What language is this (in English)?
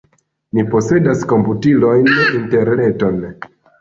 Esperanto